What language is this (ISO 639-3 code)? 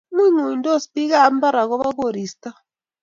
kln